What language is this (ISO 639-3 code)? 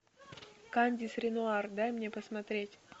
rus